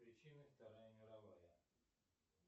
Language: Russian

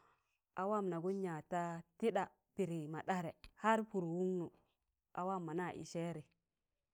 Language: Tangale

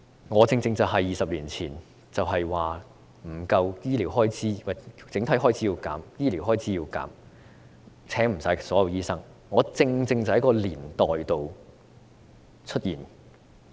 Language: Cantonese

